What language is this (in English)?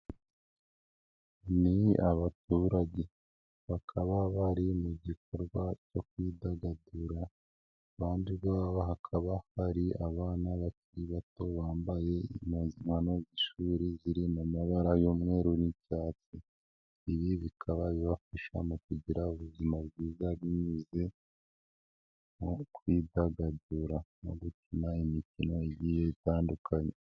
Kinyarwanda